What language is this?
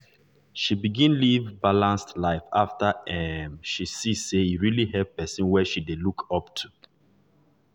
Nigerian Pidgin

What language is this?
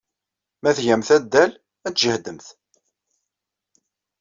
Kabyle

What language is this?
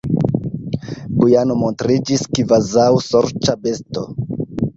Esperanto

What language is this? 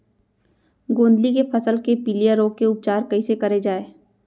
Chhattisgarhi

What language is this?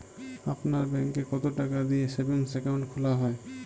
Bangla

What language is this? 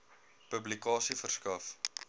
Afrikaans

